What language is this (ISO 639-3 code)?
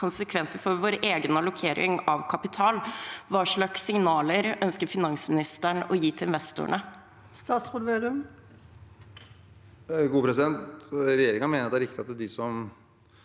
nor